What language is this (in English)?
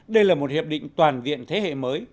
Vietnamese